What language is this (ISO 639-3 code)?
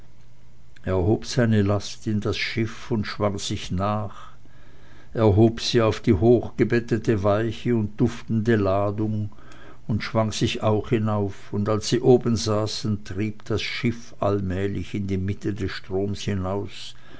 deu